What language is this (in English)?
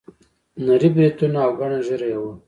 Pashto